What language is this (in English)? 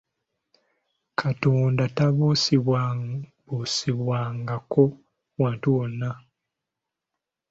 Ganda